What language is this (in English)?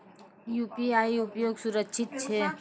Maithili